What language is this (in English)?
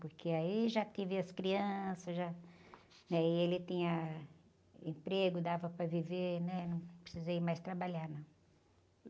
Portuguese